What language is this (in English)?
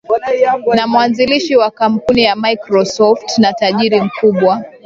Swahili